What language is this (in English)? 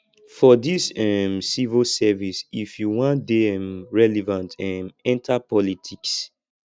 Nigerian Pidgin